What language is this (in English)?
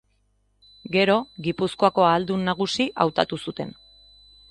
Basque